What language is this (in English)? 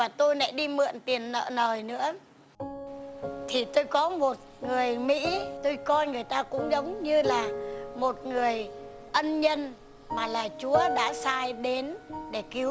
Vietnamese